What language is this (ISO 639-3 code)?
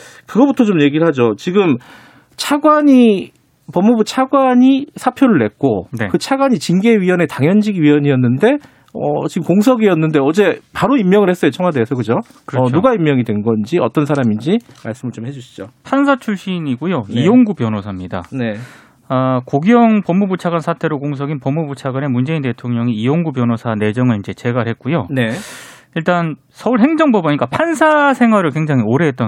kor